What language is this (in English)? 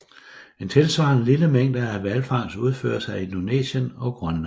Danish